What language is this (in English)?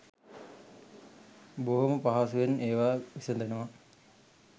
Sinhala